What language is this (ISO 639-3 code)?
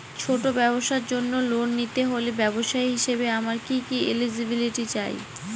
ben